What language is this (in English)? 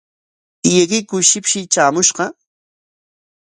Corongo Ancash Quechua